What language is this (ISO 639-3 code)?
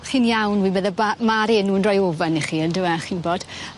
cym